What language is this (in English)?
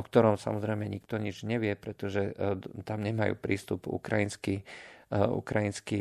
Slovak